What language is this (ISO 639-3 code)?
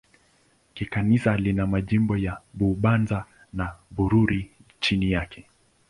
swa